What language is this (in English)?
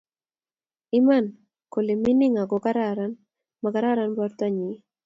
Kalenjin